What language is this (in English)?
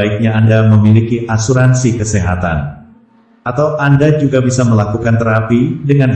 Indonesian